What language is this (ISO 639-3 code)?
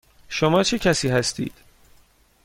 fas